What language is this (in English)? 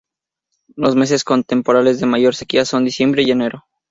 Spanish